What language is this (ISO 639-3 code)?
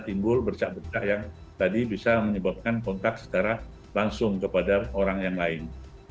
ind